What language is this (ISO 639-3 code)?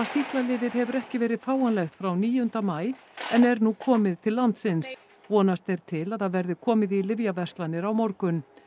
isl